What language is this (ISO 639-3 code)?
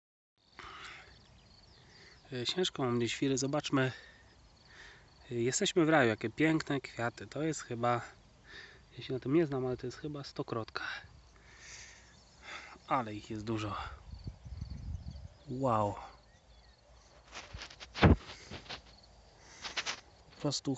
pol